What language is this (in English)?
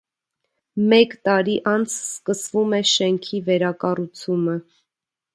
Armenian